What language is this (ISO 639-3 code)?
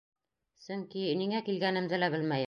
bak